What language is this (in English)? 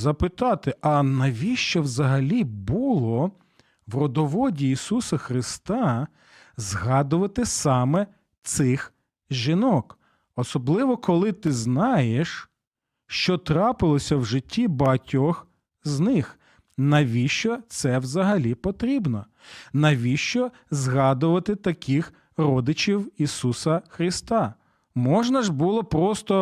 Ukrainian